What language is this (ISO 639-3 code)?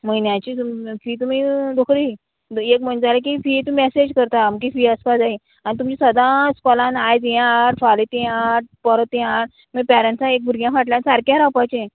kok